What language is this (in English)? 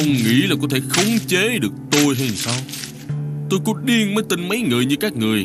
Vietnamese